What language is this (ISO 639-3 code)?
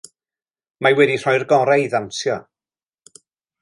cym